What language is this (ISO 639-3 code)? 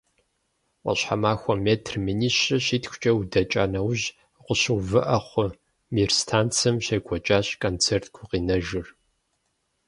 kbd